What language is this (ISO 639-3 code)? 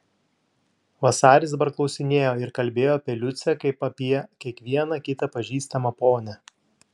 lit